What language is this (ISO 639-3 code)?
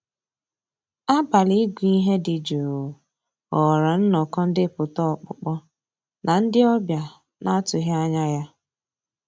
ibo